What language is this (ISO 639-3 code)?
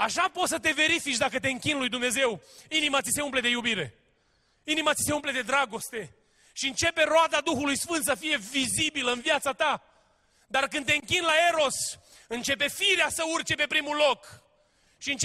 ron